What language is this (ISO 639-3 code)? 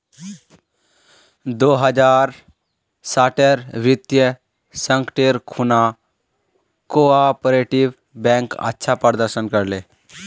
mag